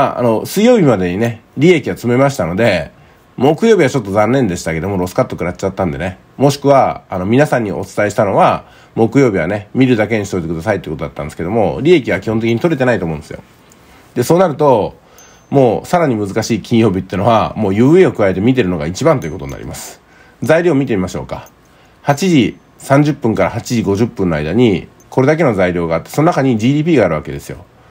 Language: Japanese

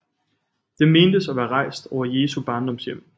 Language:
Danish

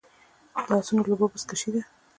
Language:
Pashto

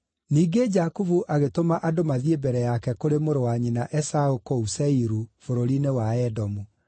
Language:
Kikuyu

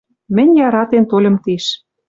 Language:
Western Mari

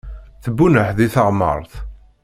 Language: Kabyle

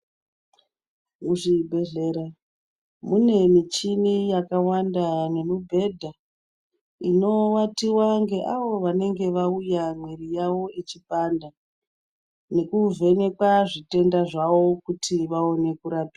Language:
Ndau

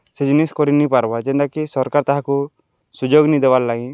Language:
Odia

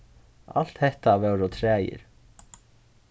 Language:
Faroese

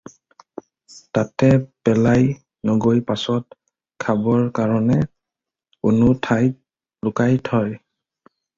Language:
Assamese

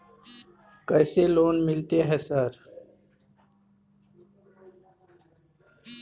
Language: Maithili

